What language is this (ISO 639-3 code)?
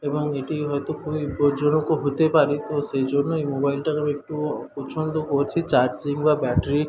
ben